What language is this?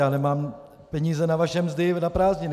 Czech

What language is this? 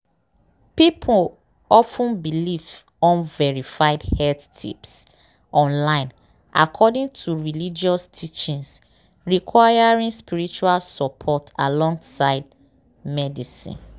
Nigerian Pidgin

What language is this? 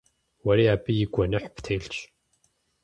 Kabardian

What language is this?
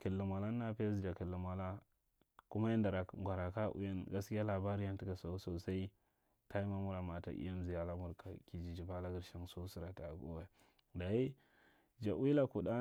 Marghi Central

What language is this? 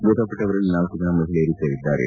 Kannada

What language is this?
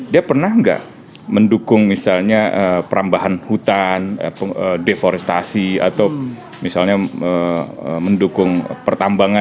Indonesian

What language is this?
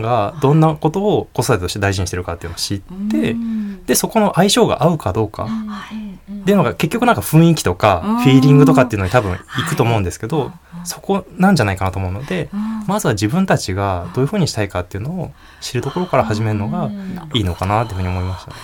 Japanese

